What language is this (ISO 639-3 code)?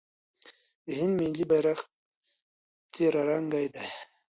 pus